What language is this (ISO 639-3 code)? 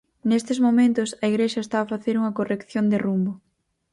glg